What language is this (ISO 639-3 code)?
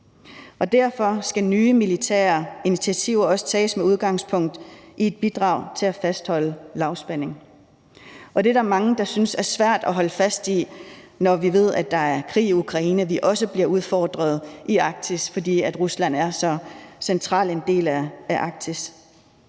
dan